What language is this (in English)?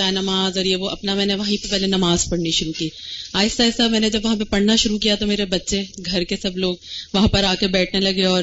Urdu